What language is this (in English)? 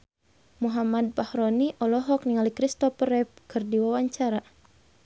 Sundanese